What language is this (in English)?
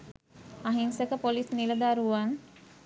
Sinhala